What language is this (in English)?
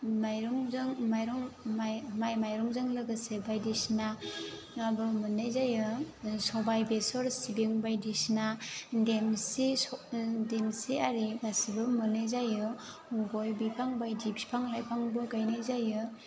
Bodo